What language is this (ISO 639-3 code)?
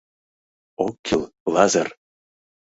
chm